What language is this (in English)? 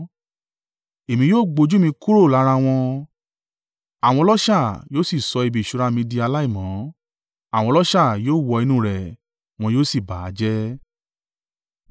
Yoruba